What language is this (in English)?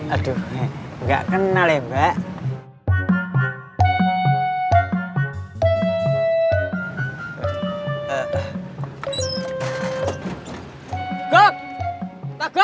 Indonesian